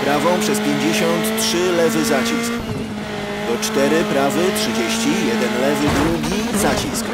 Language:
Polish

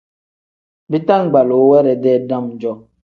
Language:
Tem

